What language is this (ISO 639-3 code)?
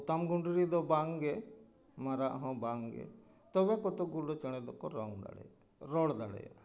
sat